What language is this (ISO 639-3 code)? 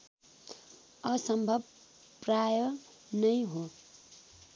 nep